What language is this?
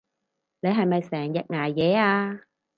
Cantonese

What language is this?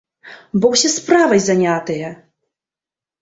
Belarusian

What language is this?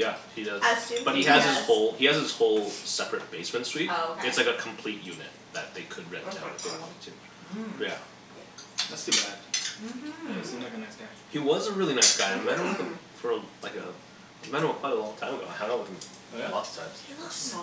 English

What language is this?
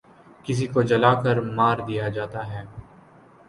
Urdu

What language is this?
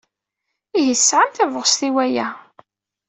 Kabyle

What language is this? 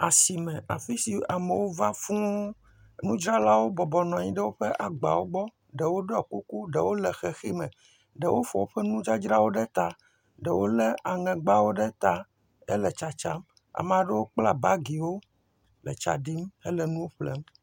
Ewe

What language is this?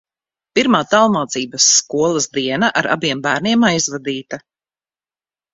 Latvian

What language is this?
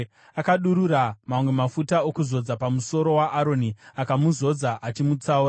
Shona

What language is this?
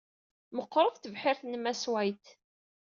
Kabyle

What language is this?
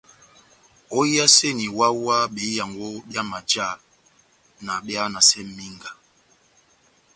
Batanga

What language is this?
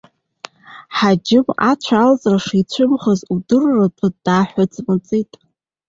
Abkhazian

